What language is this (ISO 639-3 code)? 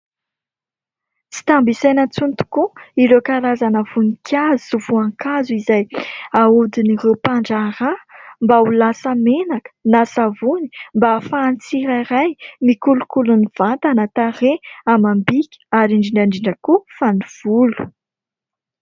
mlg